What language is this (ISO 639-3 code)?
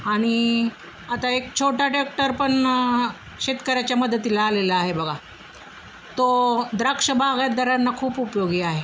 mar